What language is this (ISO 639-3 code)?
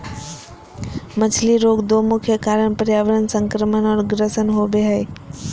mag